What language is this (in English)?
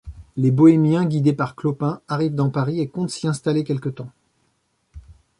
French